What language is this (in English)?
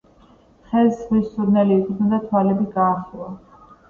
Georgian